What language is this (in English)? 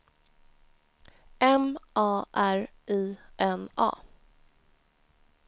Swedish